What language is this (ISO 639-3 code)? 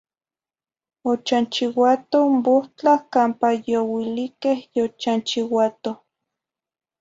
nhi